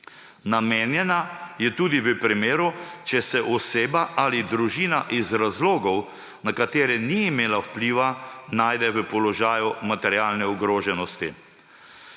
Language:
Slovenian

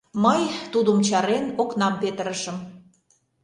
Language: Mari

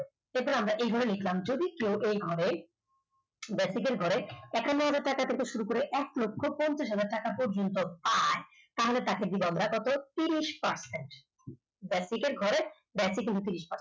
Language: Bangla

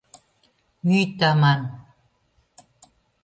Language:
Mari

